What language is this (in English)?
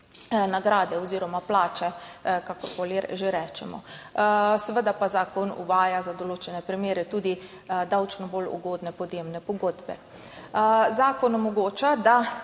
Slovenian